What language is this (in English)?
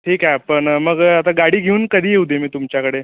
Marathi